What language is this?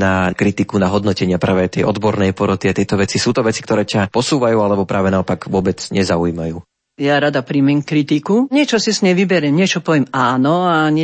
Slovak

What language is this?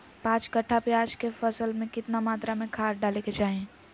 Magahi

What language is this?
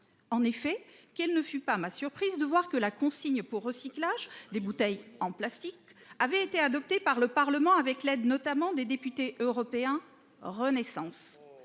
French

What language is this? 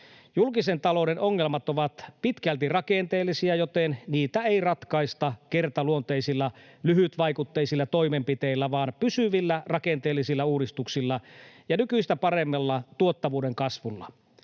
Finnish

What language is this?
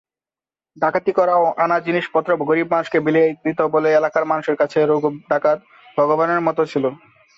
Bangla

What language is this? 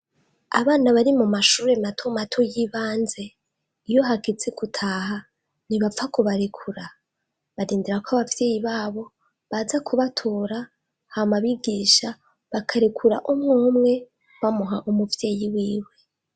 Rundi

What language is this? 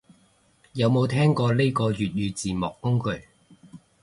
Cantonese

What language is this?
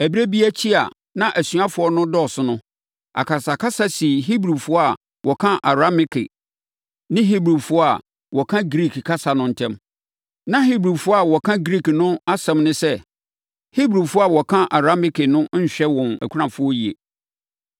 Akan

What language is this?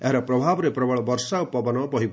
Odia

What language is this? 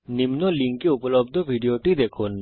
Bangla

